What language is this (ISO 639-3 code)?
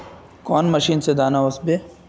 mag